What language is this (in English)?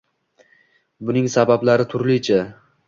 Uzbek